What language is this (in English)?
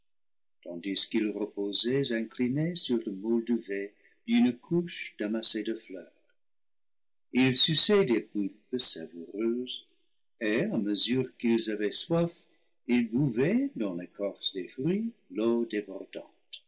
French